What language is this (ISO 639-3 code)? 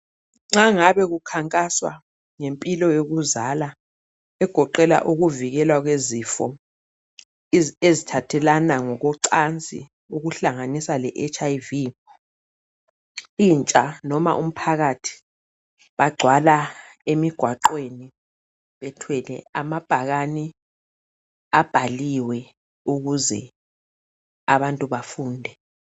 nde